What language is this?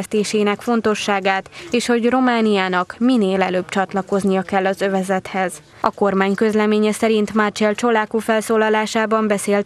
Hungarian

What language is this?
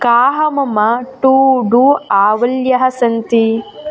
Sanskrit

